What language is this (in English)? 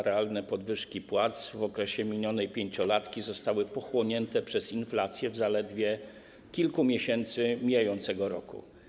Polish